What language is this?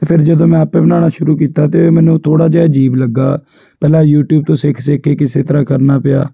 Punjabi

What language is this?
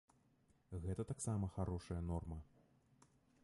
Belarusian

